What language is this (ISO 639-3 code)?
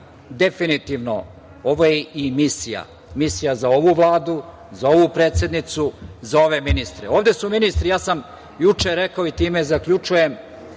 srp